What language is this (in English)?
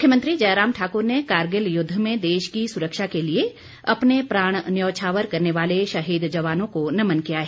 Hindi